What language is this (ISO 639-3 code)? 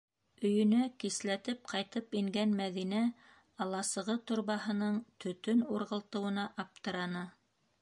bak